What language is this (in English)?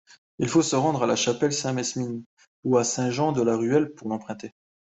French